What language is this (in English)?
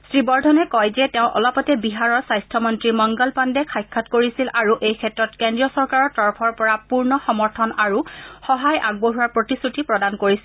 Assamese